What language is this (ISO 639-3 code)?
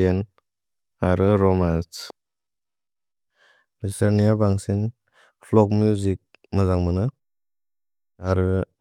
brx